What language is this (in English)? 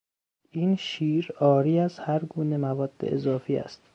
Persian